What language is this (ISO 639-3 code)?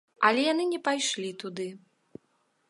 bel